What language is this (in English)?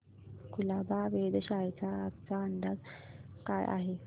Marathi